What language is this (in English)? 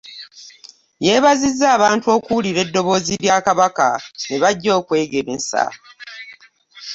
Ganda